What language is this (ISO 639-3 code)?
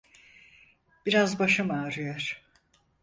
tur